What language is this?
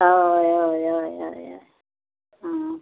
Konkani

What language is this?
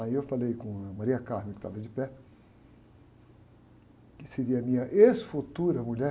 Portuguese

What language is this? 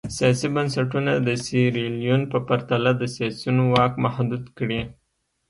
Pashto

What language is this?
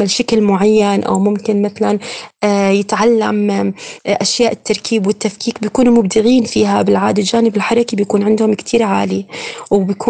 Arabic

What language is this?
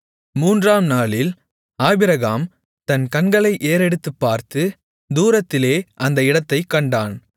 Tamil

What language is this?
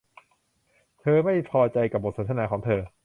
Thai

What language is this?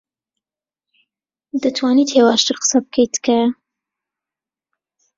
Central Kurdish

